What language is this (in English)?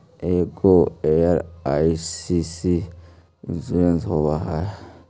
Magahi